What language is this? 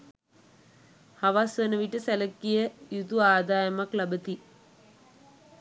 Sinhala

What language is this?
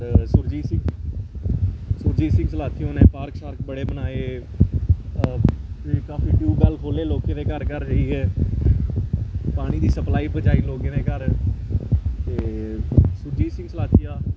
Dogri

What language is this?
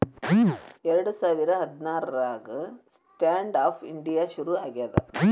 Kannada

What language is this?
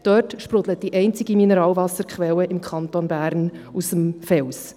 Swiss German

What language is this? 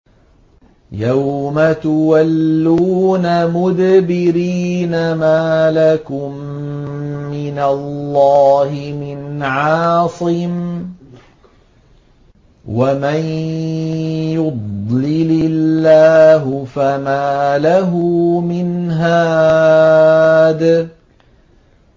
Arabic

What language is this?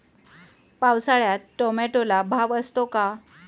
Marathi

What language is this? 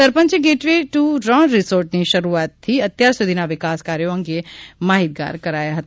Gujarati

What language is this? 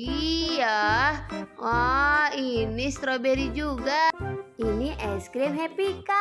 Indonesian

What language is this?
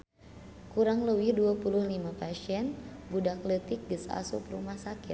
Sundanese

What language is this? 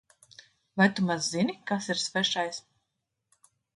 Latvian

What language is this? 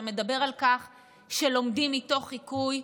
Hebrew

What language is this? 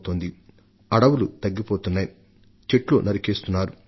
Telugu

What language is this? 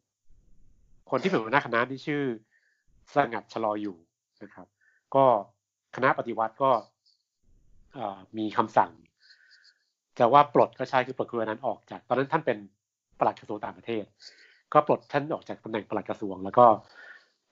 Thai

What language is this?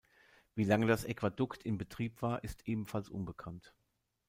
German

